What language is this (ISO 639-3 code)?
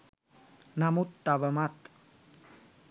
sin